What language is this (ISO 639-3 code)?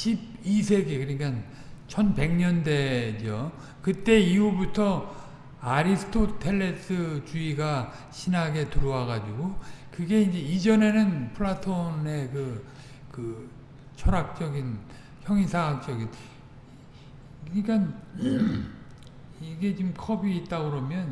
kor